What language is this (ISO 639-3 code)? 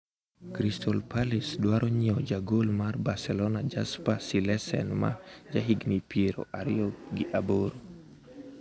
luo